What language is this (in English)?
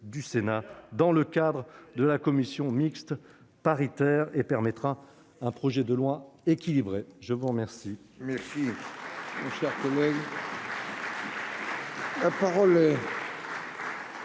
French